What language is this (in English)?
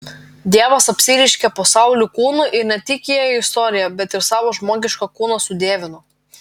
Lithuanian